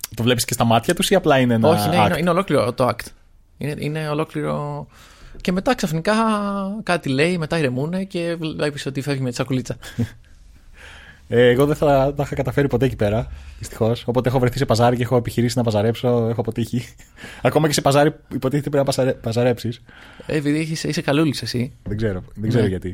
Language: Greek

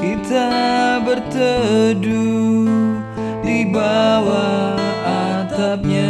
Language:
Indonesian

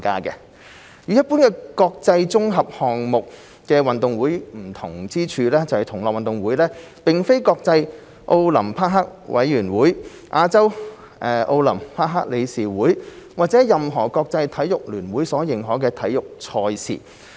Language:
Cantonese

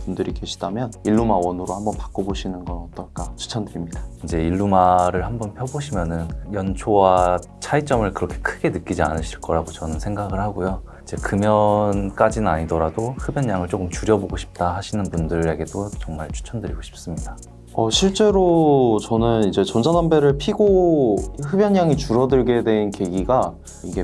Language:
Korean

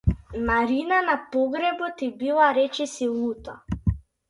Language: Macedonian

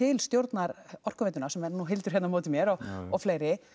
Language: Icelandic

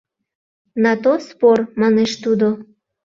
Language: Mari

